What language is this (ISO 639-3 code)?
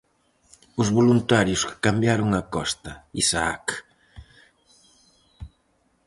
glg